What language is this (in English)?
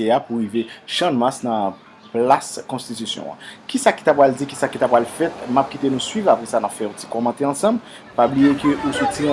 French